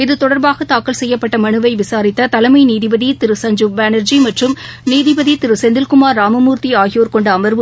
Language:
Tamil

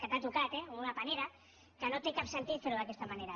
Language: Catalan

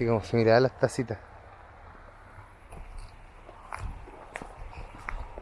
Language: Spanish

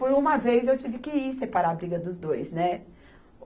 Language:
Portuguese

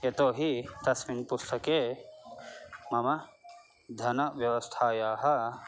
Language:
Sanskrit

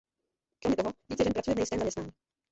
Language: Czech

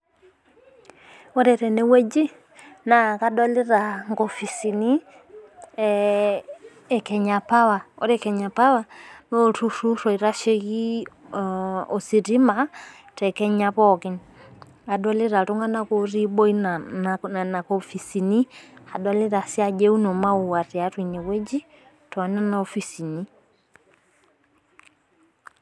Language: Masai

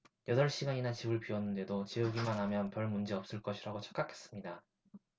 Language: Korean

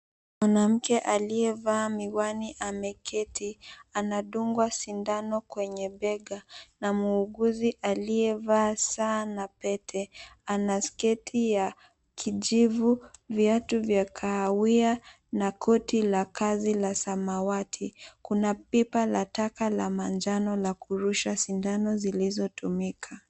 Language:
Swahili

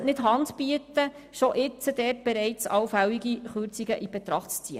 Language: Swiss German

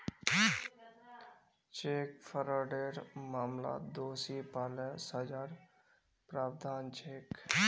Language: Magahi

